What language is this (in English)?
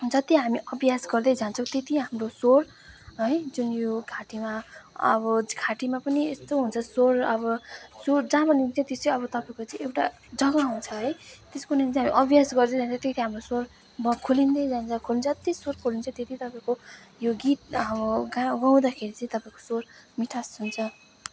Nepali